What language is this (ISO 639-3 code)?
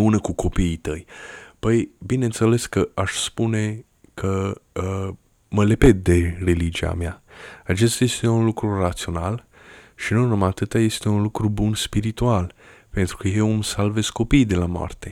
ron